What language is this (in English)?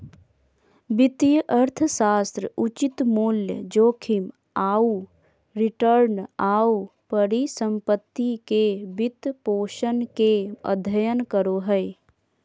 Magahi